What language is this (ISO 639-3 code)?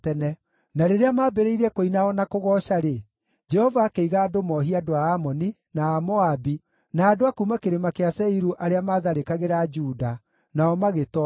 kik